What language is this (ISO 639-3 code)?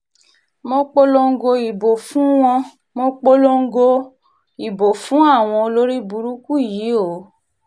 yor